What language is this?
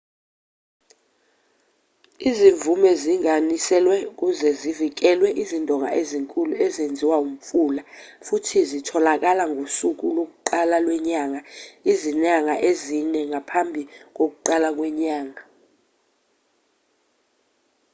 Zulu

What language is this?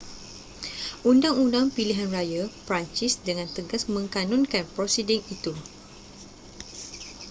Malay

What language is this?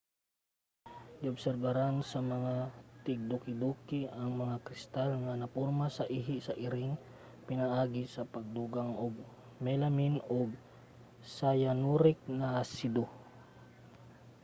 Cebuano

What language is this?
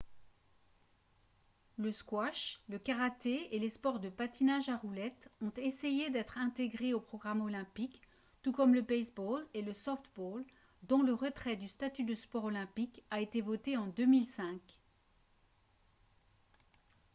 French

